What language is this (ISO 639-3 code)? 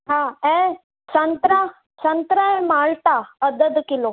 snd